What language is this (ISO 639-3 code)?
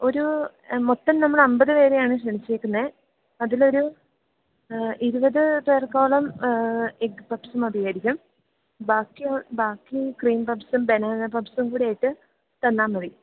mal